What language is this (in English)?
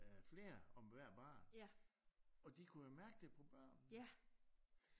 Danish